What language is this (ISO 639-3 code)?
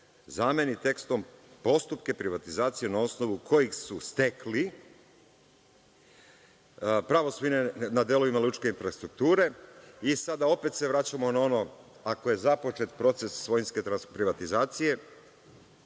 srp